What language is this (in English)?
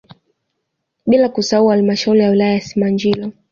Swahili